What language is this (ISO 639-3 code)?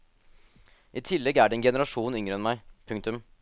nor